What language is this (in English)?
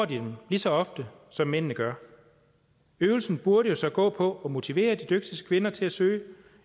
Danish